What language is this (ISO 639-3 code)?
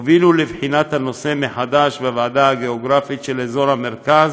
heb